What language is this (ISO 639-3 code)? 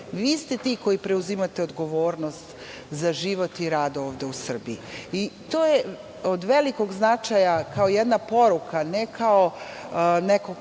srp